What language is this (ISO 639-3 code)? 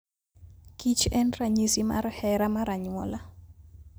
luo